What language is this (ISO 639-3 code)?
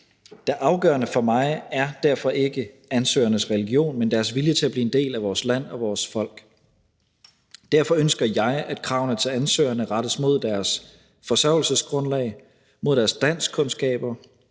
dan